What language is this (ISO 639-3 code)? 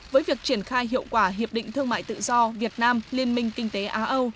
vie